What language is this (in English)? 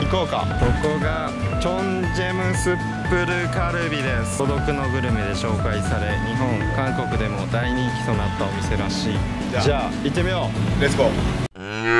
Japanese